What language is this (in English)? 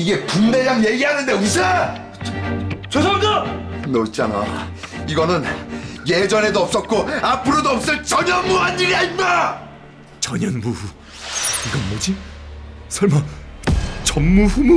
Korean